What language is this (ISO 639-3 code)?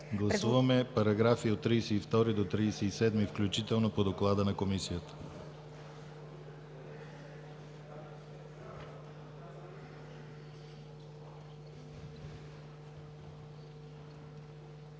bul